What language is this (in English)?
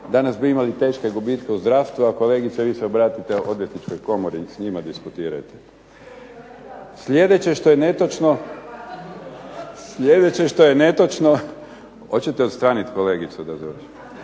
Croatian